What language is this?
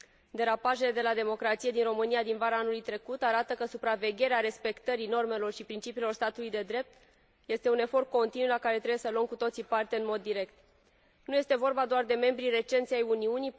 Romanian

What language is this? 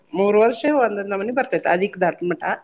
Kannada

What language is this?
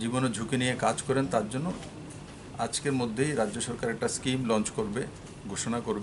Hindi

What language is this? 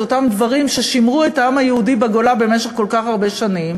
Hebrew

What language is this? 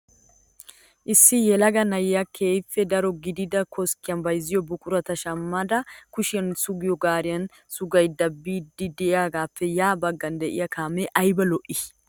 Wolaytta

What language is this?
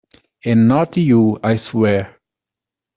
English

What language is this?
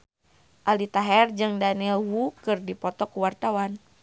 Sundanese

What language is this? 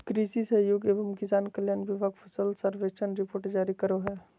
Magahi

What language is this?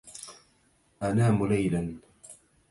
Arabic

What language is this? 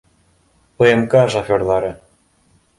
Bashkir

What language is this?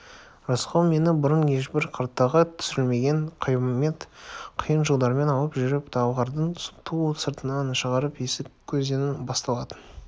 Kazakh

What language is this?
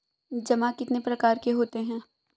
Hindi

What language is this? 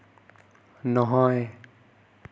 Assamese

